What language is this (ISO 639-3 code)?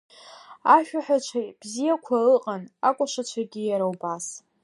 abk